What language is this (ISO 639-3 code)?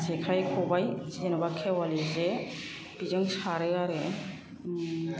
brx